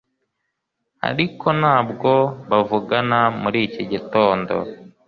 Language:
Kinyarwanda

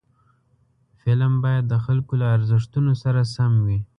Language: Pashto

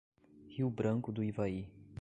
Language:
Portuguese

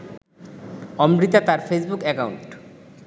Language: Bangla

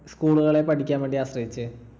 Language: Malayalam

